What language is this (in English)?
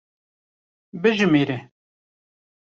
Kurdish